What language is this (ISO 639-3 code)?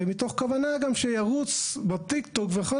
heb